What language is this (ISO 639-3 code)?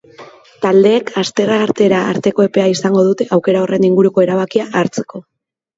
eus